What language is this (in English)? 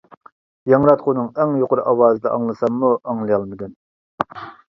Uyghur